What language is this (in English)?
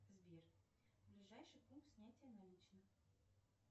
Russian